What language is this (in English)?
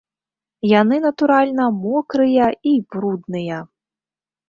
Belarusian